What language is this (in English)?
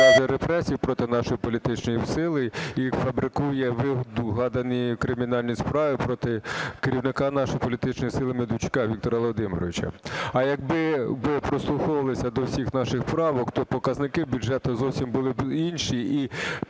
Ukrainian